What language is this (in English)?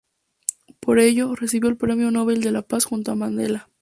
Spanish